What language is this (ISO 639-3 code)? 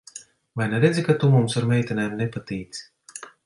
lav